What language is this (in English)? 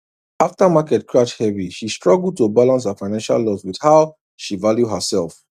Nigerian Pidgin